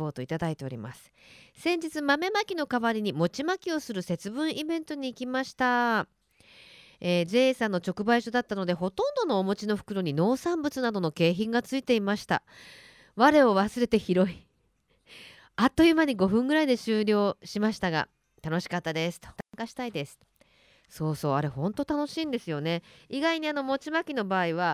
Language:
Japanese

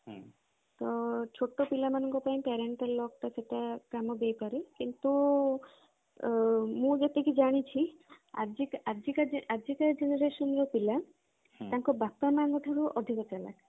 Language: Odia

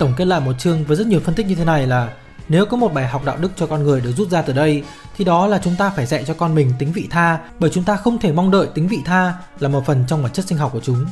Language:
Vietnamese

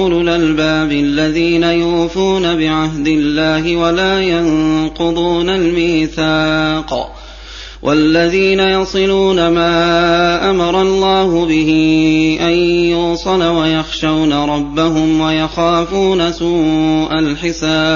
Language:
Arabic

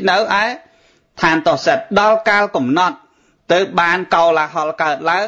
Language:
Vietnamese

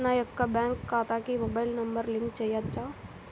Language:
Telugu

